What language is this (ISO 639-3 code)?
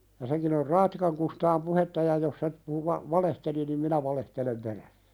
fin